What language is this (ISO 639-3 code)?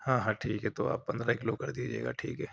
urd